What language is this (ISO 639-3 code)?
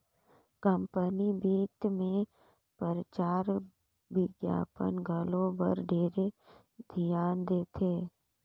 hne